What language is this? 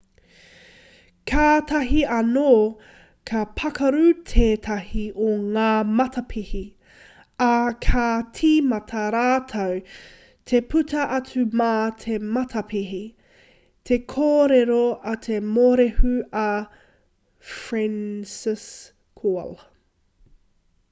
Māori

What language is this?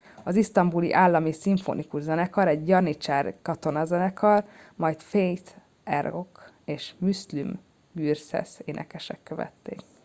Hungarian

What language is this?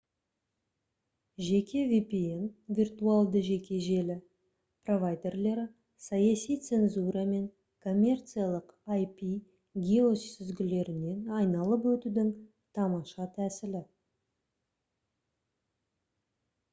Kazakh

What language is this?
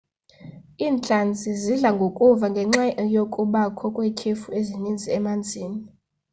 Xhosa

